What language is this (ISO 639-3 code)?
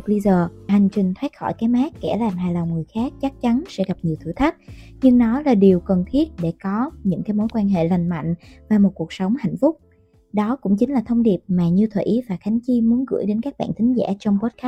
vie